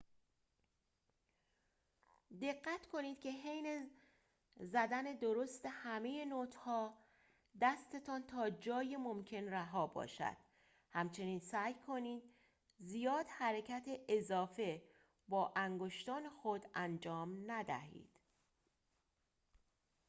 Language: Persian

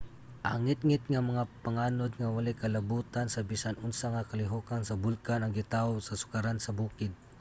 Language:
Cebuano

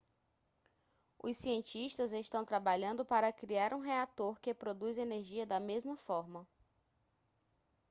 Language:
Portuguese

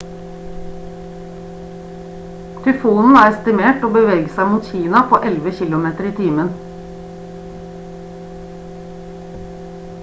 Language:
Norwegian Bokmål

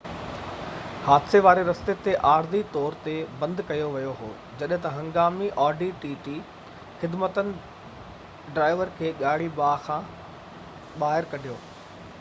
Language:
Sindhi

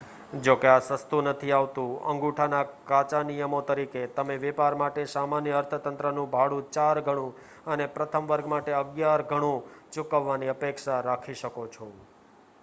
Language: Gujarati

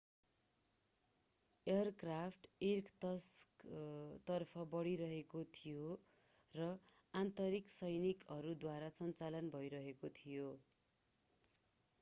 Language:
Nepali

